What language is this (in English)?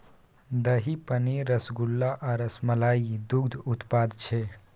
Maithili